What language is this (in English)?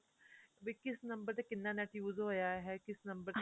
Punjabi